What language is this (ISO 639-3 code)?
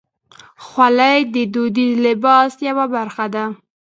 pus